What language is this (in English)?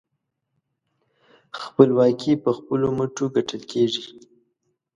Pashto